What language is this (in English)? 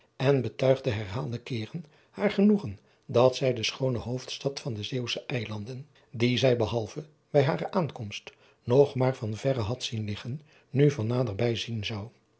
Dutch